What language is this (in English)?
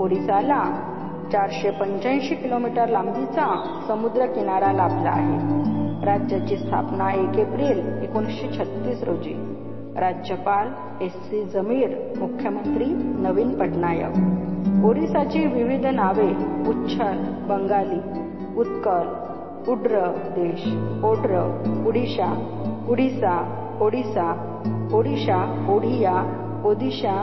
Marathi